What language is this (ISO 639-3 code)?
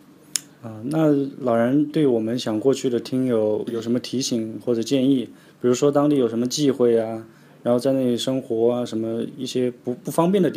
zho